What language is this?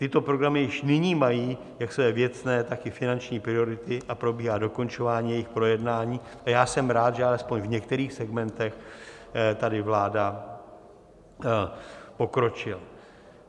Czech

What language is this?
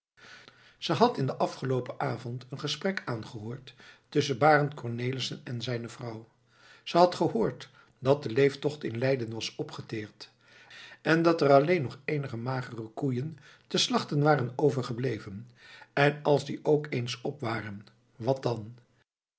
Dutch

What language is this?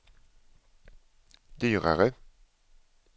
Swedish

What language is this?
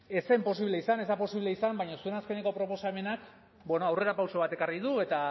Basque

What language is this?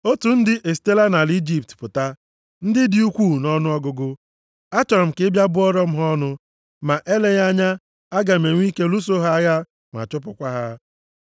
Igbo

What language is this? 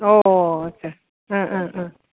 Bodo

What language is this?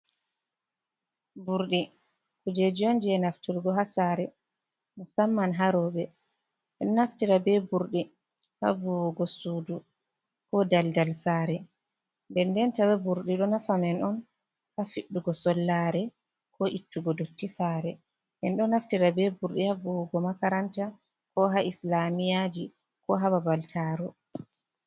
Fula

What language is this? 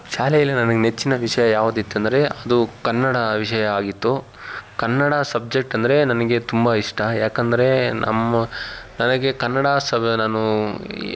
Kannada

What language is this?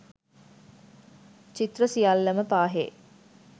Sinhala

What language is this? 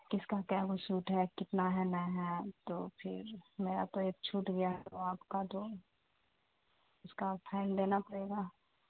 Urdu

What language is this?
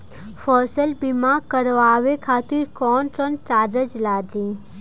Bhojpuri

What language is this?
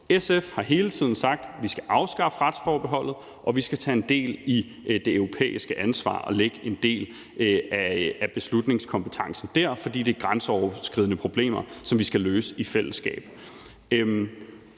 Danish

